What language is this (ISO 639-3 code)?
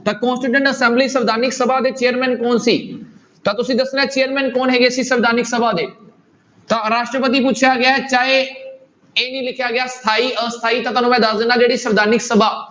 pan